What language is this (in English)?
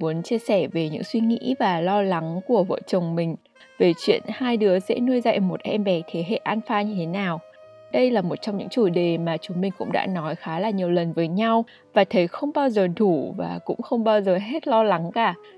Vietnamese